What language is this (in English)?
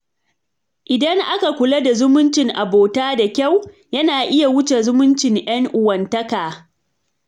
Hausa